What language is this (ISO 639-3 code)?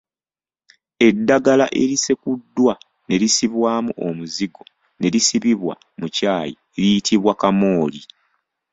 lug